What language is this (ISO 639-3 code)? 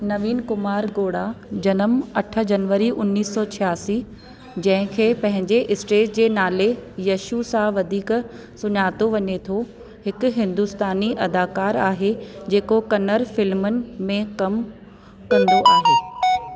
snd